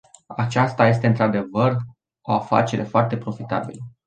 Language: Romanian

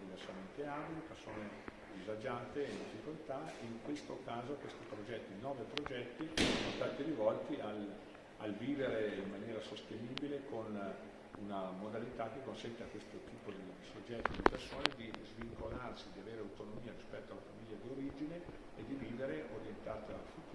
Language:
Italian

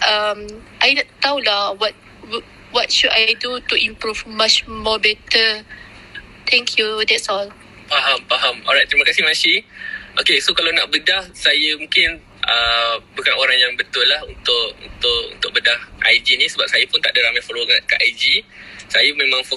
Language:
Malay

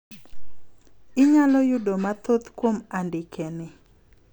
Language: Luo (Kenya and Tanzania)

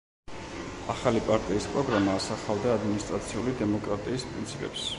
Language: Georgian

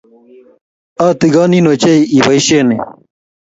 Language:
Kalenjin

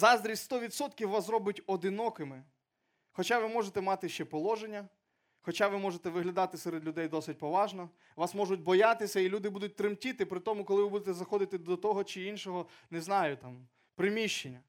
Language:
Ukrainian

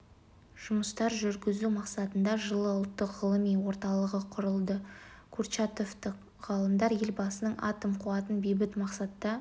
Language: Kazakh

